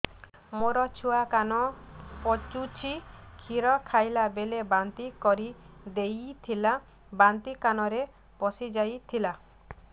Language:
Odia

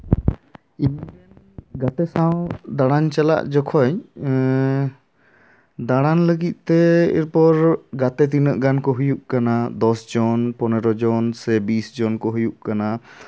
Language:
Santali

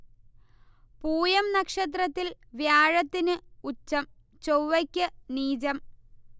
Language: Malayalam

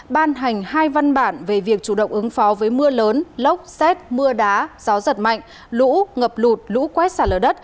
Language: Vietnamese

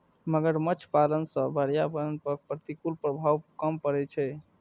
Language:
Maithili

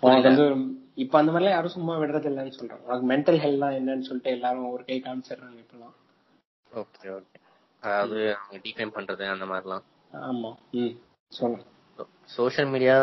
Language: Tamil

